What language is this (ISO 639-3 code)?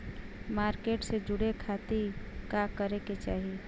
bho